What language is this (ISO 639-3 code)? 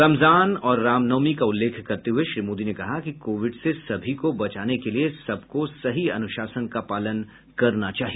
hin